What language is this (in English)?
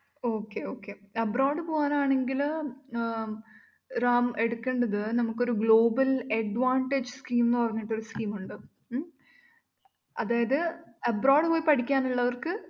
Malayalam